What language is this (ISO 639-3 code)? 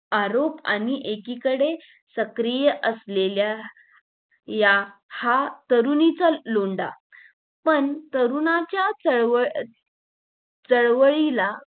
mar